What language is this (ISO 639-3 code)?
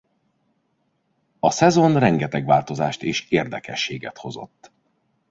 hun